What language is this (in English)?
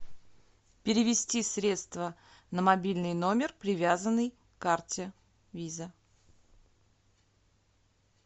Russian